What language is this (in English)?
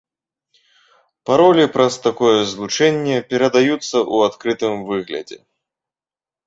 Belarusian